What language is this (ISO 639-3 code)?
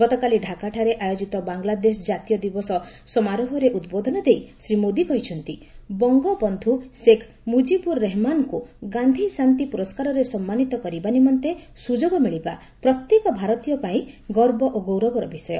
ori